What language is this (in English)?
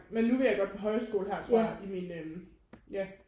Danish